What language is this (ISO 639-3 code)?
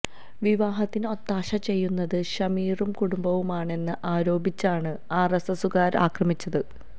mal